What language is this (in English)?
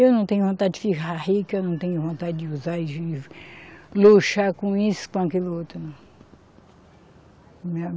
Portuguese